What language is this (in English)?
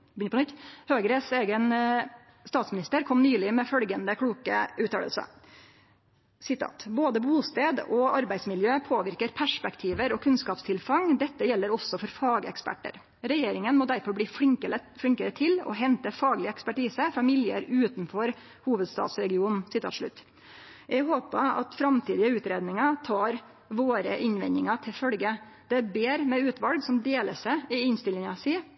Norwegian Nynorsk